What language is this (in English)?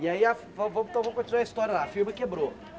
Portuguese